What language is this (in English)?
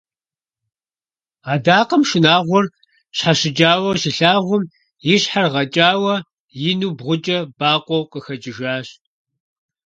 Kabardian